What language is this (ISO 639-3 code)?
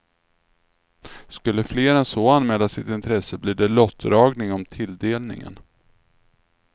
swe